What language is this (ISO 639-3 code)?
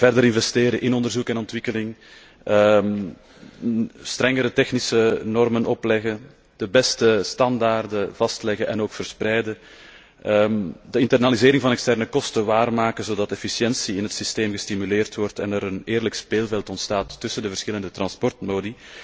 nld